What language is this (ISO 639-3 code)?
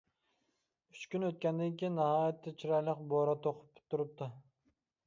uig